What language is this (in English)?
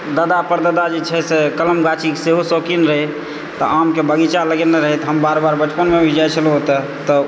Maithili